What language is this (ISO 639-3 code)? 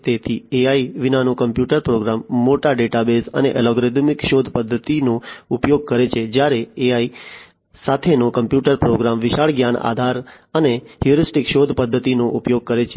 guj